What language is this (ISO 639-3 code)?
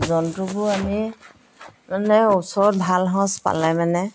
asm